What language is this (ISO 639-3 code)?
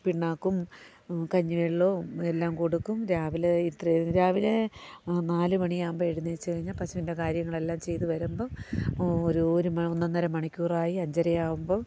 mal